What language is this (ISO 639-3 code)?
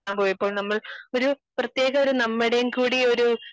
mal